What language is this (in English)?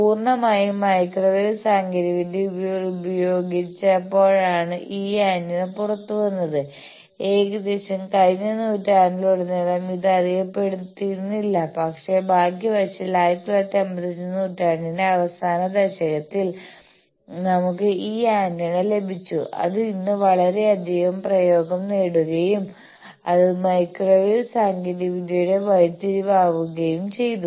Malayalam